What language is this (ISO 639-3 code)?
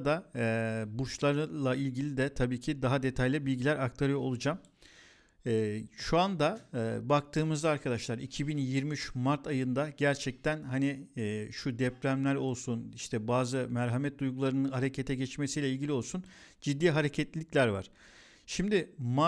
tur